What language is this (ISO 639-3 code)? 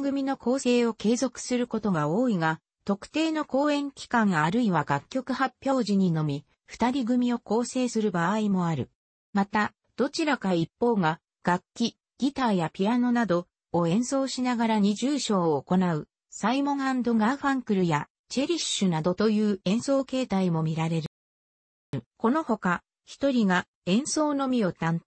jpn